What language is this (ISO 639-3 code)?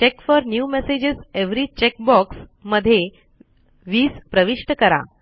mar